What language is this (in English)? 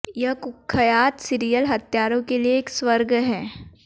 Hindi